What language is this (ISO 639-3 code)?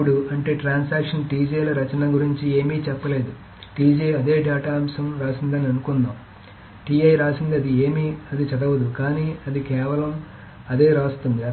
tel